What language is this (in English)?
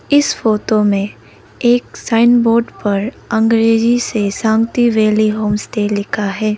Hindi